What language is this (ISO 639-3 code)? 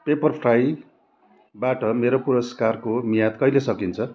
nep